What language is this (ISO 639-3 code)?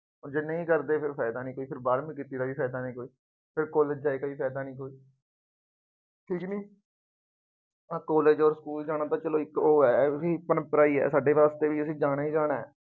pan